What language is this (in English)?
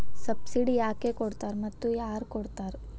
Kannada